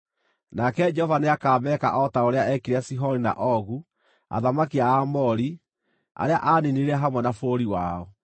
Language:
Kikuyu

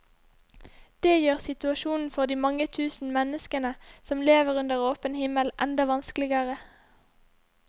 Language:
Norwegian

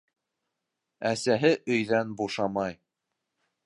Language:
Bashkir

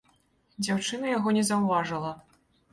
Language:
Belarusian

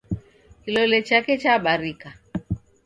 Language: Taita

